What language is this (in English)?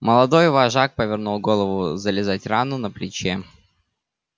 Russian